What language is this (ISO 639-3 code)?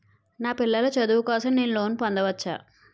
tel